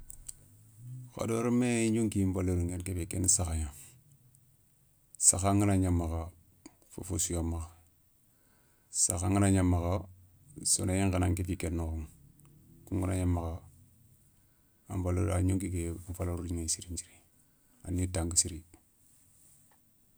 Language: Soninke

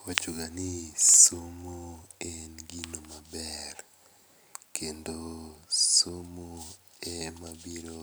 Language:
Luo (Kenya and Tanzania)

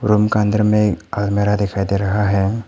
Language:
Hindi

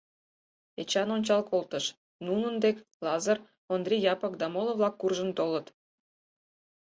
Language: Mari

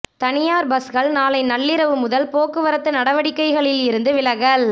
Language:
Tamil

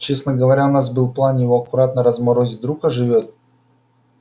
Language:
Russian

